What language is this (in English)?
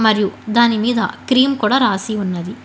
Telugu